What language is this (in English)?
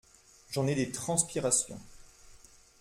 French